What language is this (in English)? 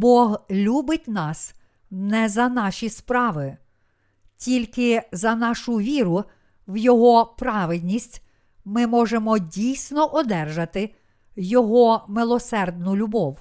Ukrainian